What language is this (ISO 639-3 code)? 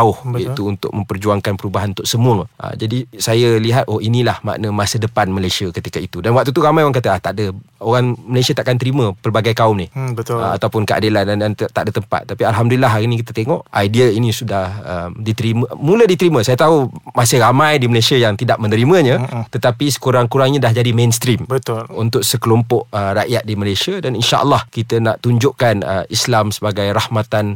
msa